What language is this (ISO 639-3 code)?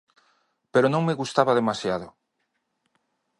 glg